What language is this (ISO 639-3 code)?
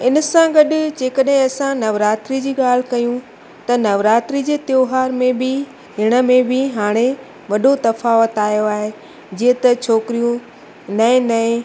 snd